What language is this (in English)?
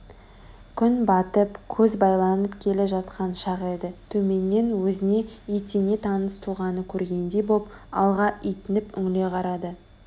Kazakh